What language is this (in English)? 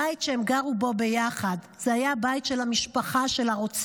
Hebrew